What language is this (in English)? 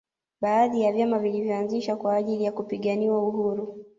Swahili